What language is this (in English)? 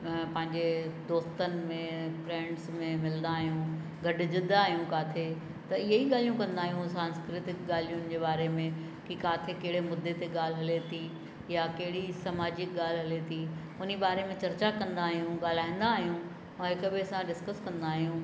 Sindhi